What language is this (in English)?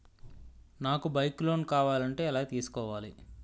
Telugu